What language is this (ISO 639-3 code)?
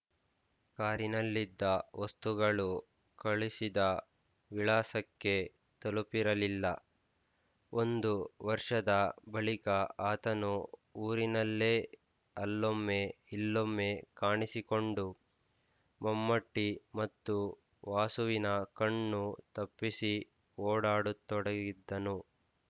kan